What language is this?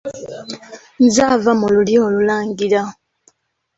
Ganda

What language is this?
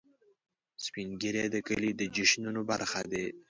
Pashto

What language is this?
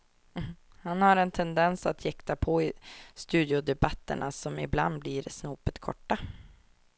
Swedish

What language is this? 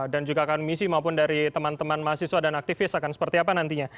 Indonesian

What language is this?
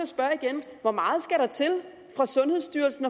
Danish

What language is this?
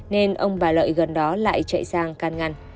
Vietnamese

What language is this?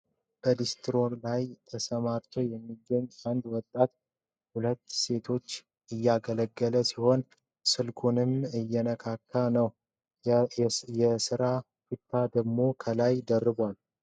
Amharic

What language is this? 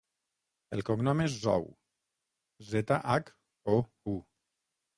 Catalan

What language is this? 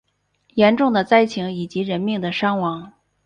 Chinese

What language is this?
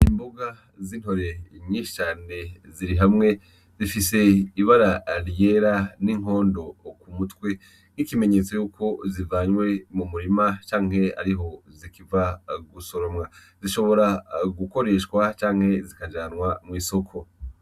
Rundi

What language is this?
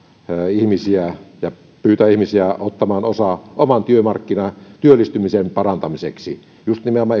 Finnish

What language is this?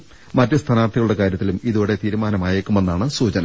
Malayalam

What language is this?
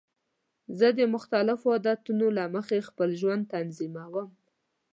Pashto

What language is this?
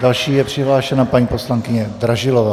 Czech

